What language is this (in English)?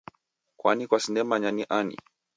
Taita